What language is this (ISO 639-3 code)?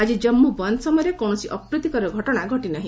ori